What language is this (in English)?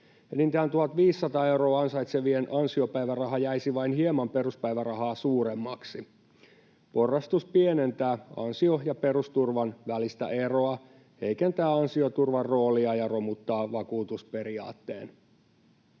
Finnish